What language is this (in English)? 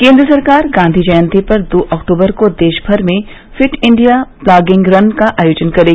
Hindi